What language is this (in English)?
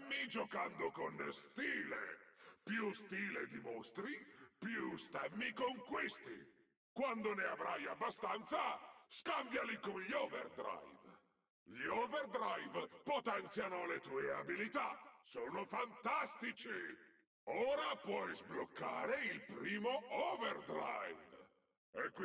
Italian